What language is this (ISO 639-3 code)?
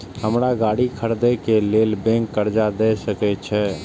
mai